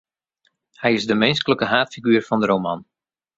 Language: Western Frisian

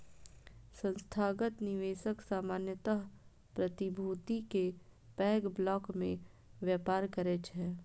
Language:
Maithili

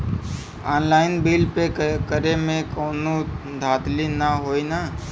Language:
Bhojpuri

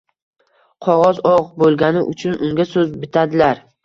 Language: Uzbek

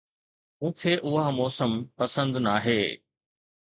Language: Sindhi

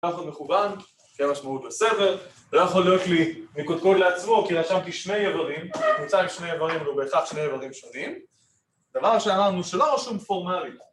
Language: Hebrew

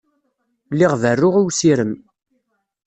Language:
Kabyle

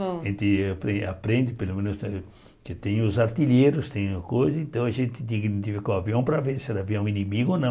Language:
Portuguese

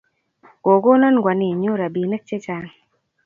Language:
Kalenjin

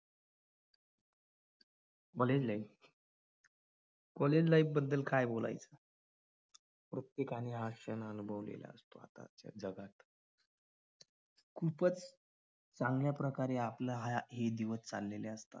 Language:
Marathi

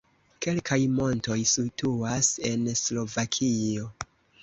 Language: Esperanto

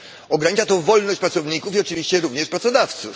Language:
Polish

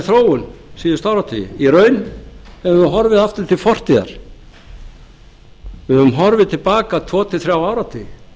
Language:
Icelandic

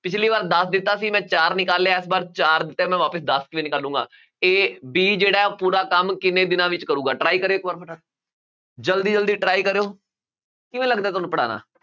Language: Punjabi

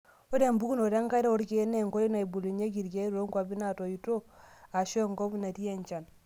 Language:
Masai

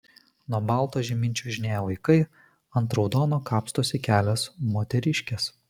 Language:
Lithuanian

